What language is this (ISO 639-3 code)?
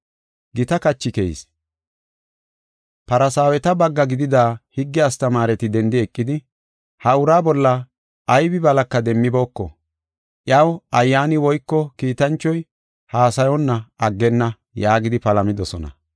gof